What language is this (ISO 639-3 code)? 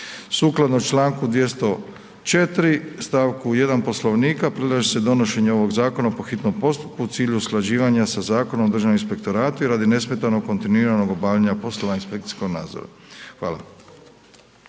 hrv